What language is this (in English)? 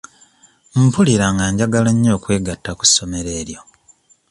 Ganda